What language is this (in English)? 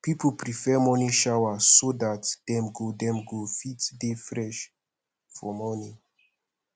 Nigerian Pidgin